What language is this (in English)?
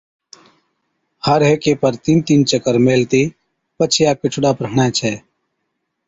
Od